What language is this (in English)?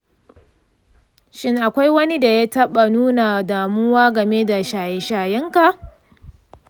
Hausa